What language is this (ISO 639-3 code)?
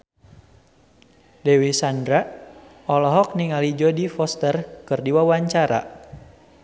sun